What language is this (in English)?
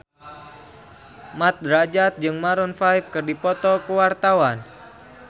Sundanese